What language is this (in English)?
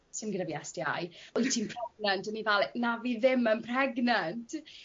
Welsh